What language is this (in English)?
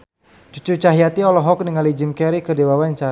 Sundanese